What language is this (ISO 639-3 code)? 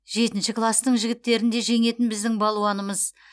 kaz